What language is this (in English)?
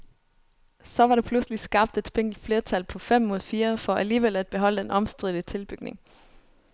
Danish